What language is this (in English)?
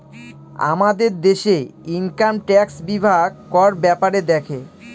Bangla